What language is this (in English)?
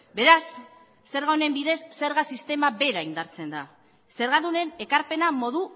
Basque